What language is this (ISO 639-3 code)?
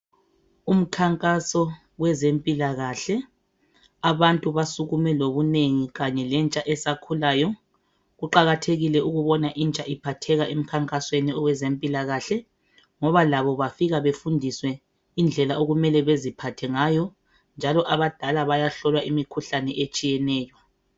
nde